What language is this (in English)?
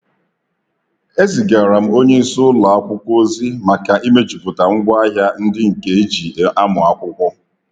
Igbo